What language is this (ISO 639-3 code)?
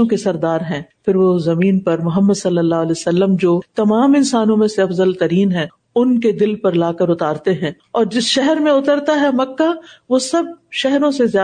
urd